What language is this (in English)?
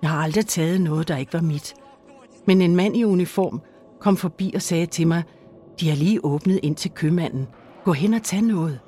Danish